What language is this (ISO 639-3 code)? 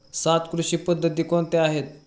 mar